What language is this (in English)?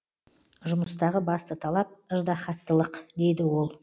Kazakh